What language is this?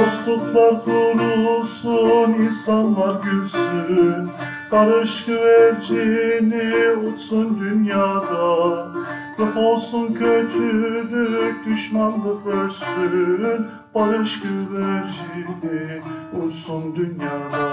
Turkish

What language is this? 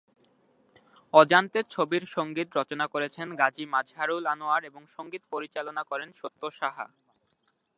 Bangla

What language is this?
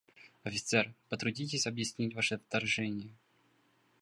Russian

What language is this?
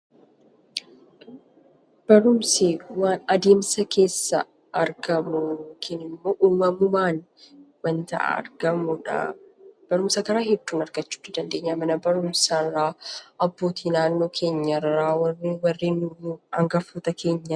Oromo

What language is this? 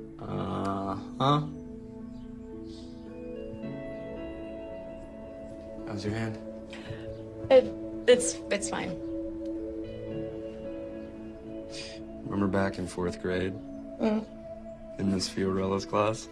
English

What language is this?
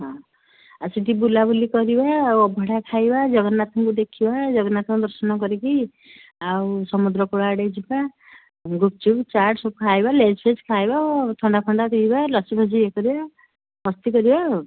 Odia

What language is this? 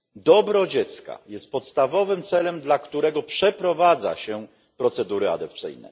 Polish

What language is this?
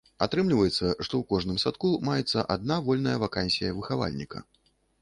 Belarusian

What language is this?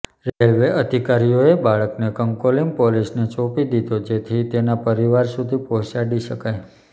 Gujarati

